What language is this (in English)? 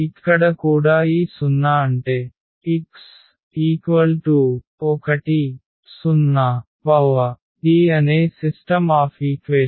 Telugu